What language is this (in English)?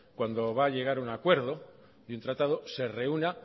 Spanish